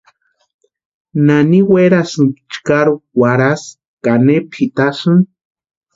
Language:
Western Highland Purepecha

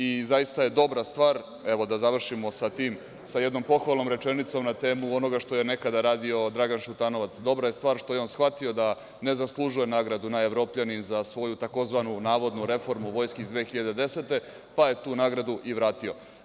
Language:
Serbian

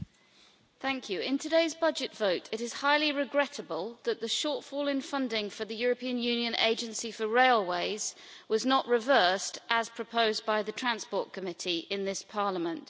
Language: English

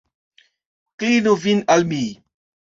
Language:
Esperanto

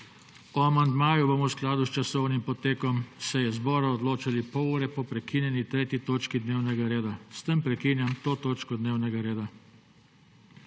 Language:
Slovenian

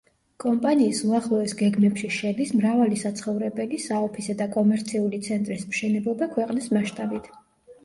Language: Georgian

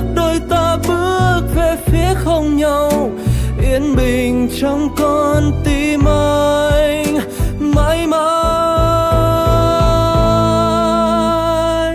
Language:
Vietnamese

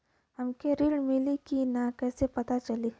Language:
Bhojpuri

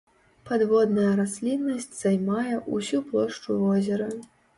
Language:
Belarusian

